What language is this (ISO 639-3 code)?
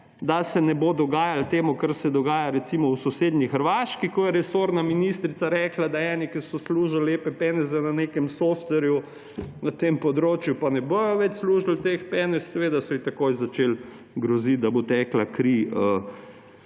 slv